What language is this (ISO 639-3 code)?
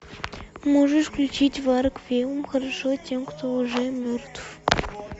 rus